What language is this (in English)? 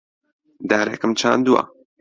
Central Kurdish